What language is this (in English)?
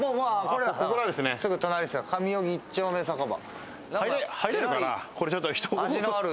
Japanese